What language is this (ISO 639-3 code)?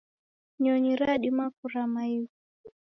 dav